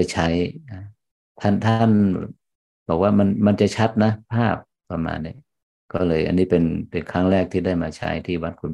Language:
Thai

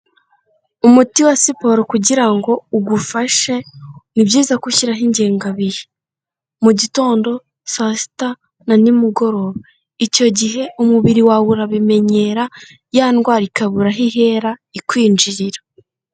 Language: Kinyarwanda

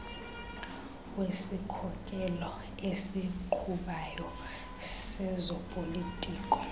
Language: Xhosa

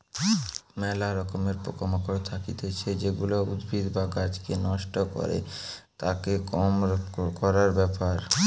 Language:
Bangla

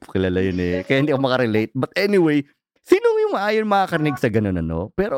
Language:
Filipino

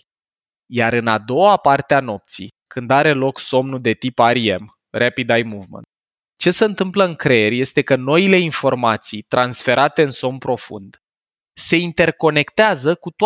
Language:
Romanian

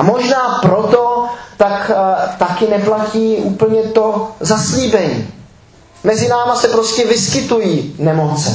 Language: Czech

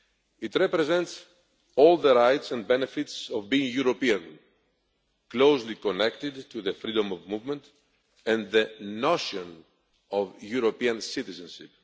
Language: English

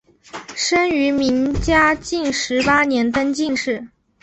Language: Chinese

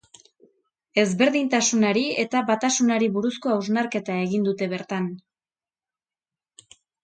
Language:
Basque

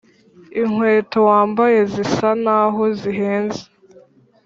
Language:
Kinyarwanda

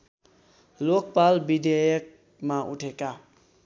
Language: Nepali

